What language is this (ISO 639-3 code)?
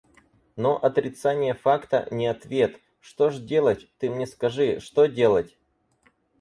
rus